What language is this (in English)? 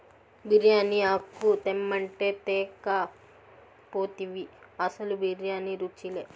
Telugu